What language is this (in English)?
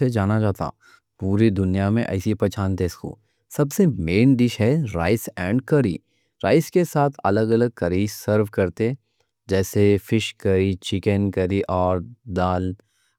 Deccan